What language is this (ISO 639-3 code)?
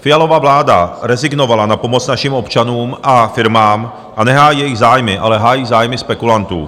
ces